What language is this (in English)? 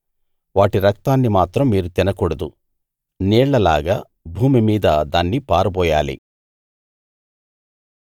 Telugu